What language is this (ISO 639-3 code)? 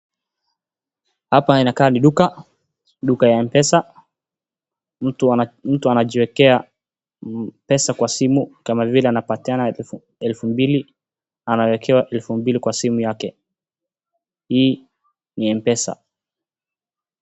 swa